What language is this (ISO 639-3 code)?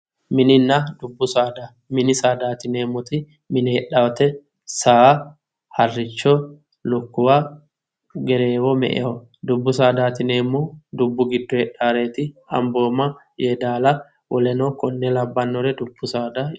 sid